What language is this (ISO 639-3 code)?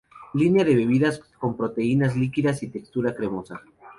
spa